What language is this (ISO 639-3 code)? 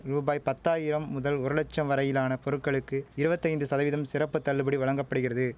tam